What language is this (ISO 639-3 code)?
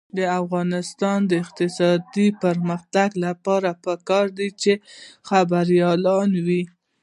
pus